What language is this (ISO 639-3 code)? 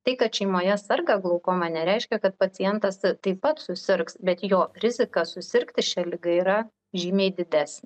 lit